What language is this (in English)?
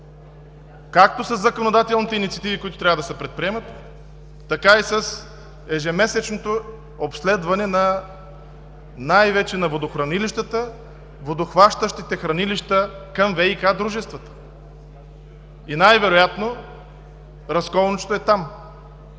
Bulgarian